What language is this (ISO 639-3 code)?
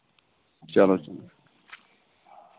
kas